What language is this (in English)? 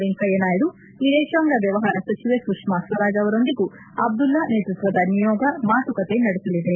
Kannada